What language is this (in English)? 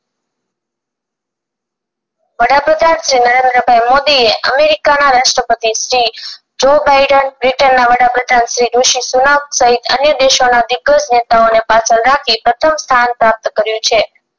Gujarati